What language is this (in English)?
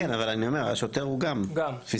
Hebrew